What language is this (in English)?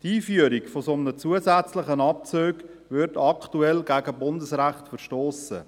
Swiss German